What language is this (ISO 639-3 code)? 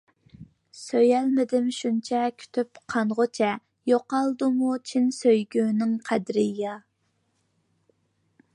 uig